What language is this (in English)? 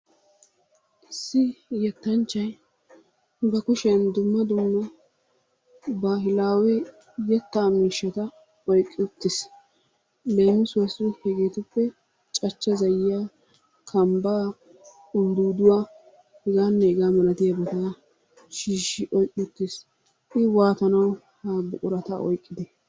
Wolaytta